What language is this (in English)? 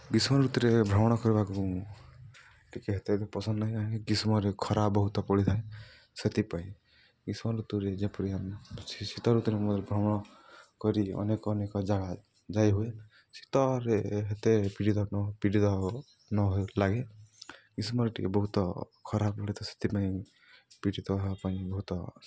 Odia